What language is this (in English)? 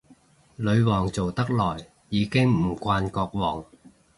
Cantonese